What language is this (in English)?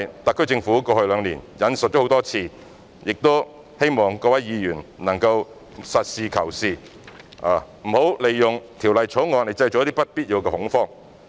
Cantonese